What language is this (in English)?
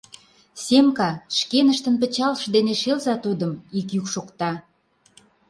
Mari